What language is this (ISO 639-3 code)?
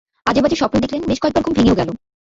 ben